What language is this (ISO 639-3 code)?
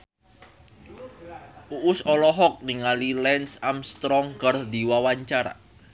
sun